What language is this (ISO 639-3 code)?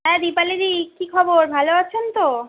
ben